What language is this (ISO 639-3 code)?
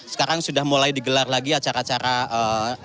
ind